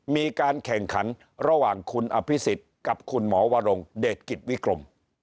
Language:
Thai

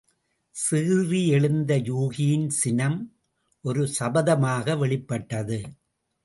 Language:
Tamil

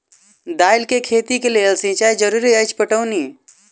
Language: Maithili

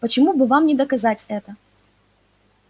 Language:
Russian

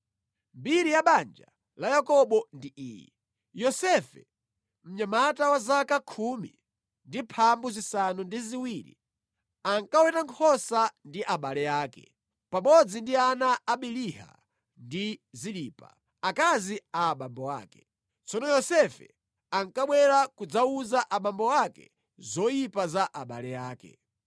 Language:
Nyanja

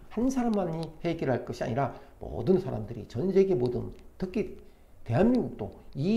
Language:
Korean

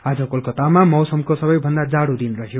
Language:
Nepali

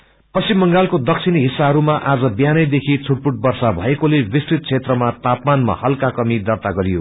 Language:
Nepali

